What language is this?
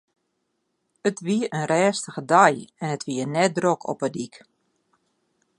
Western Frisian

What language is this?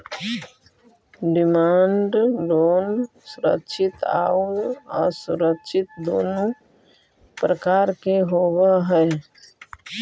Magahi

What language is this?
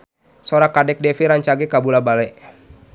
Sundanese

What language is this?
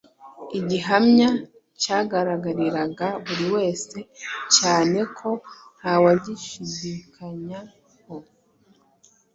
Kinyarwanda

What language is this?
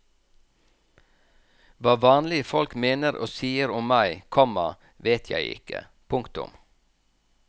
Norwegian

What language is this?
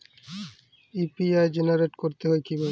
Bangla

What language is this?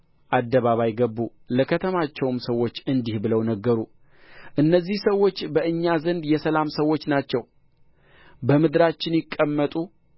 Amharic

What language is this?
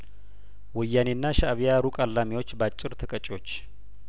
Amharic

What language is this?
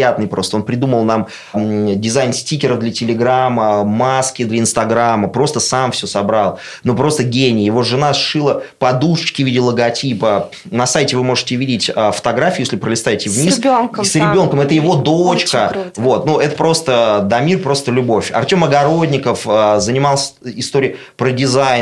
Russian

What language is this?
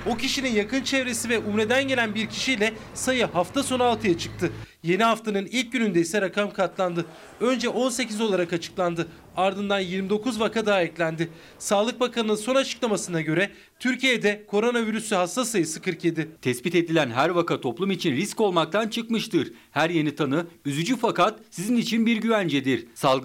Turkish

